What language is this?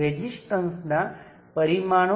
Gujarati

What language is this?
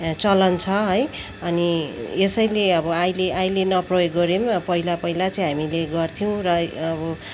Nepali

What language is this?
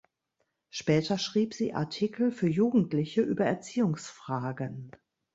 German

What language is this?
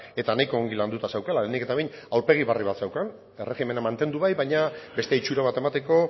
Basque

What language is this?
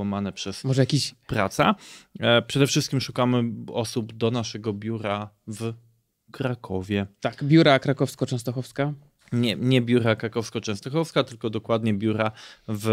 Polish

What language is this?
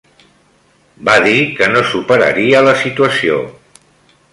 Catalan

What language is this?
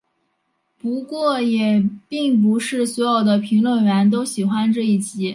Chinese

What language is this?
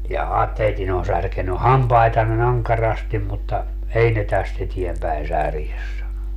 Finnish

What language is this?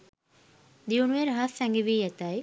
Sinhala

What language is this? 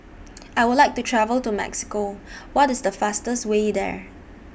English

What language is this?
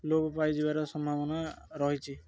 Odia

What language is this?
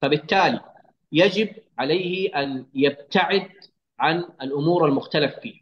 Arabic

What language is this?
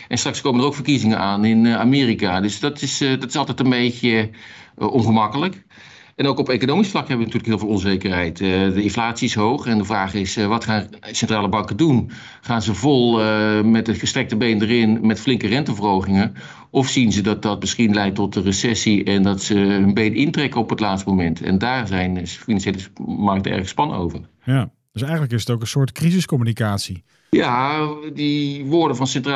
Dutch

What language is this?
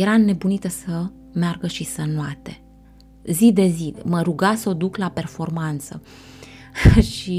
Romanian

